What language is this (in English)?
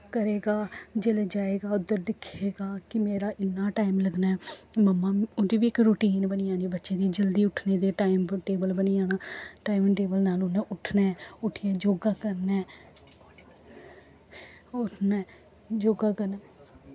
Dogri